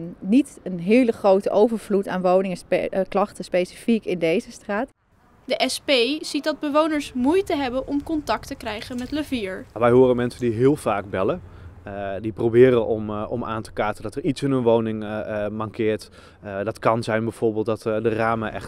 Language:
Dutch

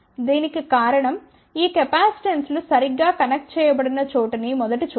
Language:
Telugu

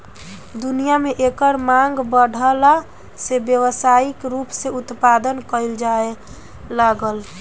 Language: Bhojpuri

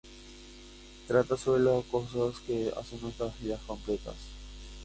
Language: Spanish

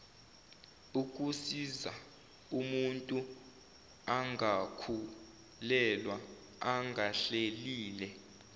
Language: Zulu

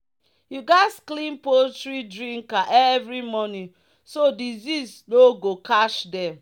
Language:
Nigerian Pidgin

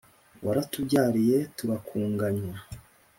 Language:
Kinyarwanda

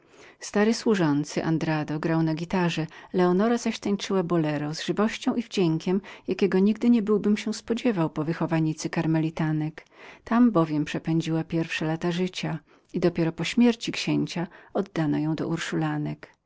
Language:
Polish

